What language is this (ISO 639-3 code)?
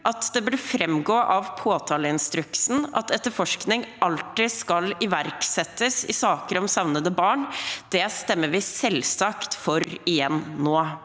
nor